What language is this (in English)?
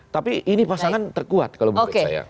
Indonesian